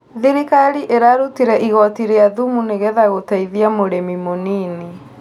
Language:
Kikuyu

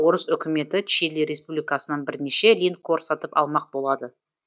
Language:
Kazakh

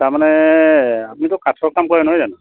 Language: Assamese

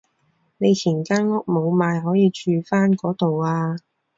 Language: Cantonese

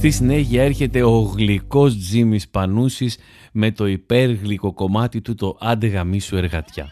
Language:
Greek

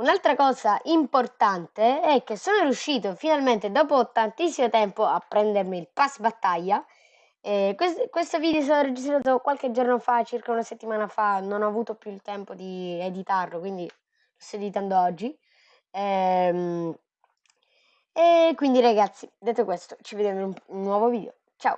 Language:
Italian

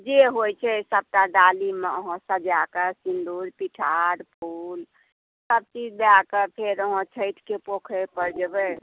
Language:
Maithili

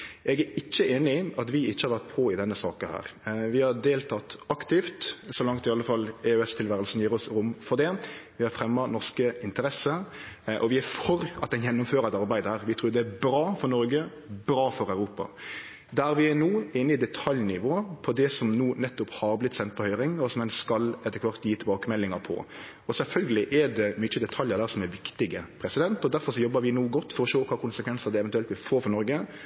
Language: Norwegian Nynorsk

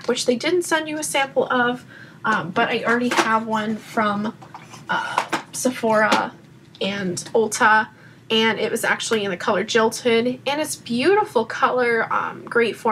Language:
English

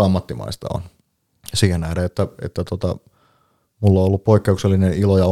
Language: Finnish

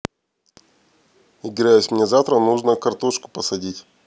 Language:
Russian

